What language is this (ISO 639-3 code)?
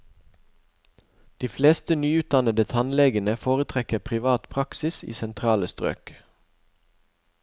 nor